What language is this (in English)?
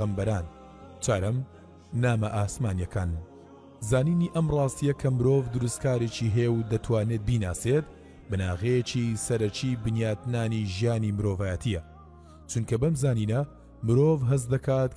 Arabic